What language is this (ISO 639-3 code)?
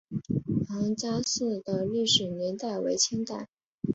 zho